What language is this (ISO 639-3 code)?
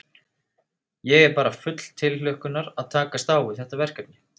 isl